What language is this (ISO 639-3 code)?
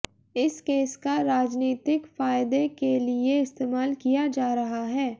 hin